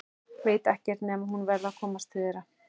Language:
Icelandic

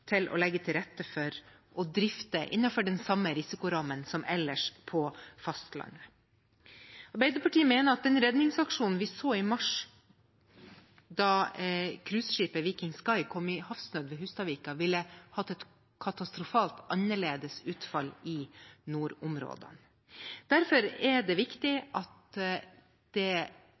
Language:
Norwegian Bokmål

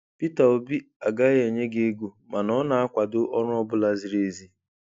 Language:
Igbo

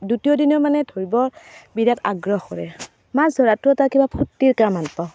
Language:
Assamese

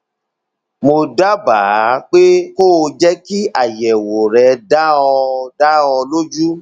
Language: Yoruba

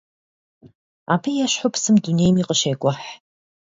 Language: Kabardian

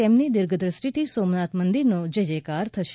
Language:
Gujarati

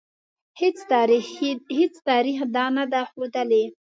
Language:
Pashto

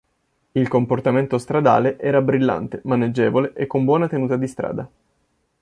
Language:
Italian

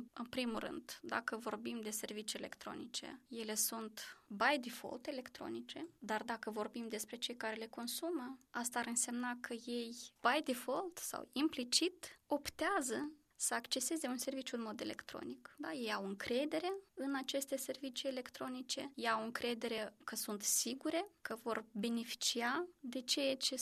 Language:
Romanian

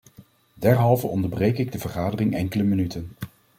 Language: Dutch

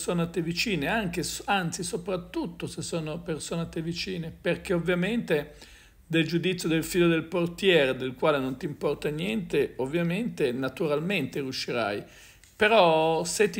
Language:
Italian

